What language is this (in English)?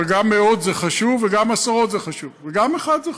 Hebrew